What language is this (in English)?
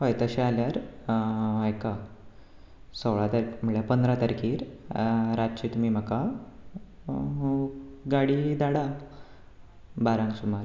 Konkani